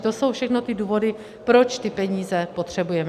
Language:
Czech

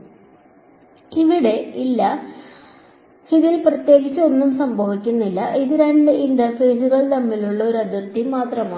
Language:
Malayalam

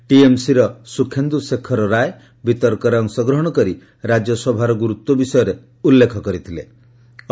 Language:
Odia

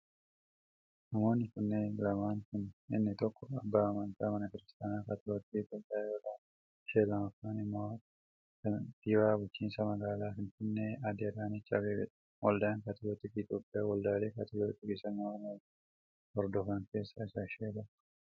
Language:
Oromo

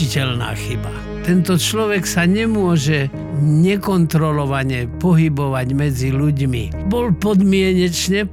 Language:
Slovak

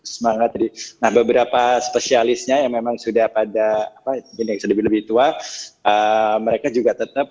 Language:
Indonesian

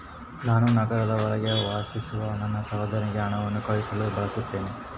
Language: Kannada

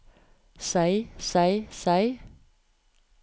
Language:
Norwegian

